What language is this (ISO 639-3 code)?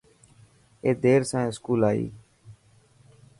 mki